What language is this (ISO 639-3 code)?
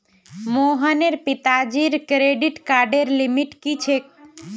mag